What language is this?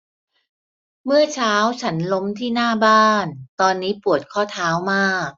Thai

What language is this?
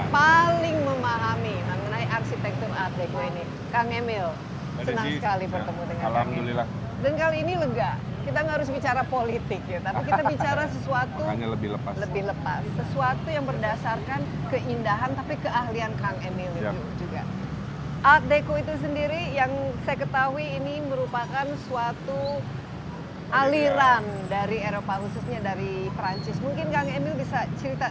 Indonesian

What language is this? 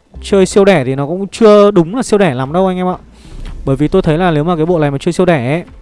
Vietnamese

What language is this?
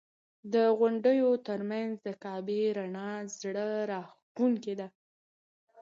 Pashto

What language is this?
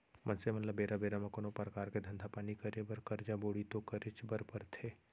Chhattisgarhi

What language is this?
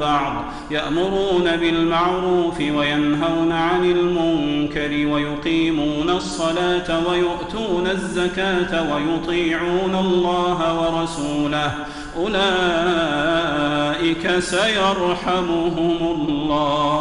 Arabic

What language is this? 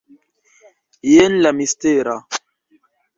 Esperanto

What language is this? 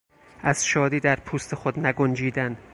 Persian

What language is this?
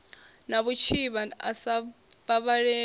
Venda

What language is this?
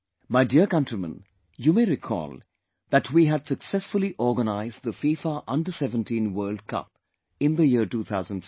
English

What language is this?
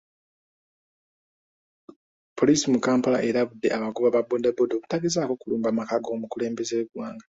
Ganda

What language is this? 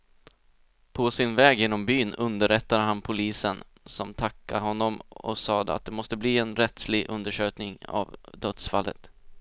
Swedish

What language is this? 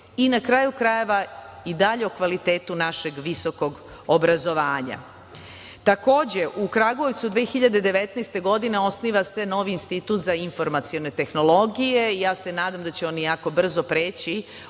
Serbian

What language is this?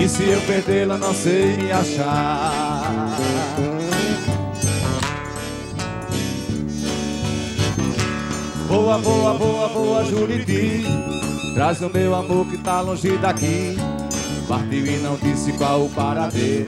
Portuguese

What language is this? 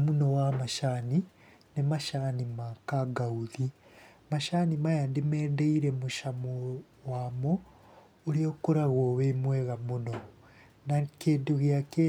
Kikuyu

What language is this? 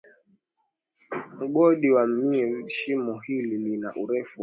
Swahili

